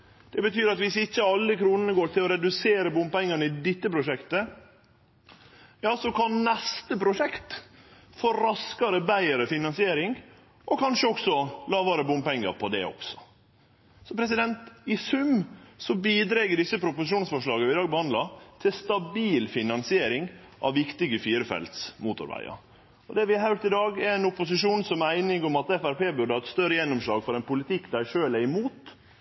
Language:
Norwegian Nynorsk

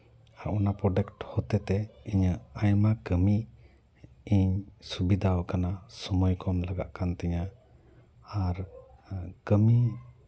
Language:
Santali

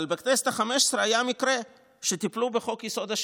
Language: Hebrew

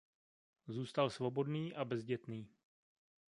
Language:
Czech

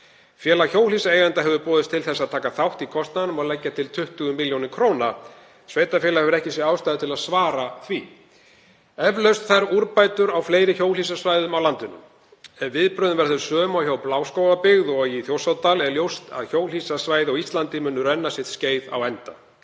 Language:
Icelandic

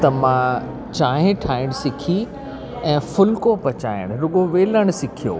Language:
Sindhi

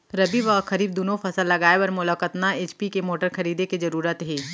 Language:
Chhattisgarhi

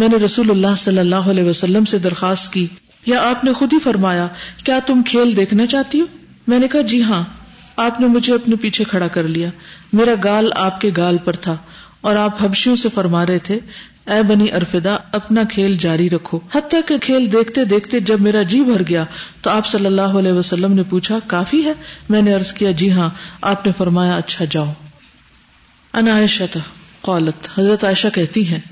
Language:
Urdu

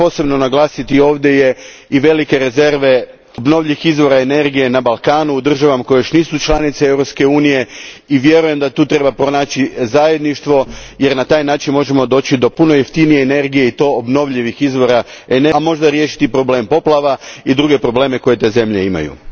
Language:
Croatian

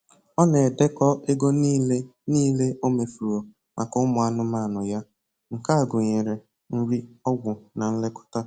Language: Igbo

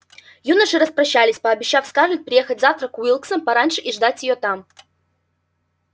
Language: Russian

